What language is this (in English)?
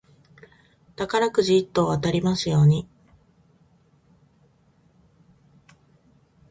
Japanese